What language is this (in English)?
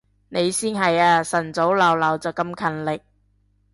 Cantonese